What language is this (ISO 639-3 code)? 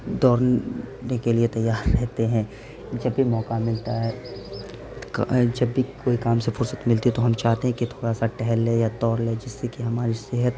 urd